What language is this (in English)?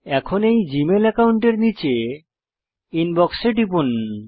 Bangla